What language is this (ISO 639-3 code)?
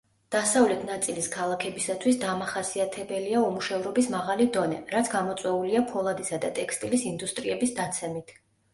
kat